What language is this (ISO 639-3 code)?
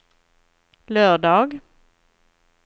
swe